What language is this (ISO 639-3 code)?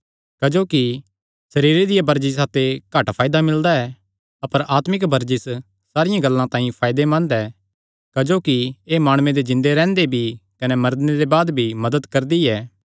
xnr